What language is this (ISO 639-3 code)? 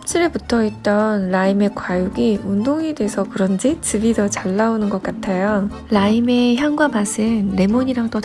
kor